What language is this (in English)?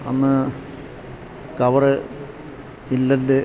Malayalam